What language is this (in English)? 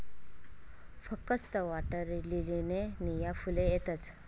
Marathi